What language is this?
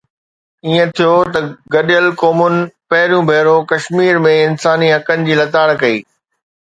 Sindhi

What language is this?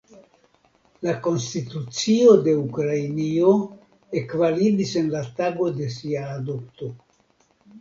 Esperanto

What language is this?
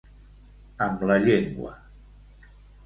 Catalan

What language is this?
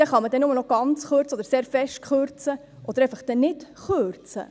Swiss German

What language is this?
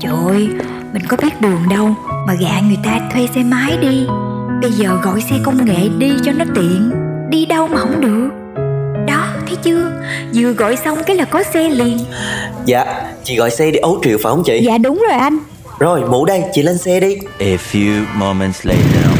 Vietnamese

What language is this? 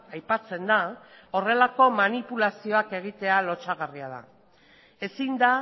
Basque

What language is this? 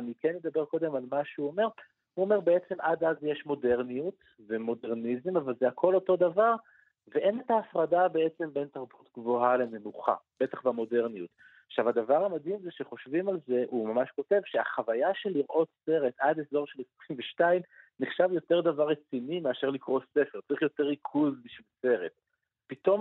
Hebrew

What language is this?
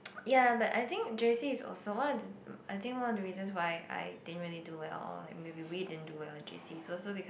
English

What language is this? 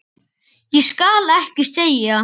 Icelandic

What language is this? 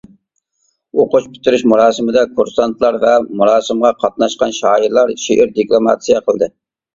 Uyghur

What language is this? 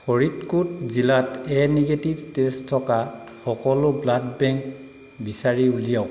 Assamese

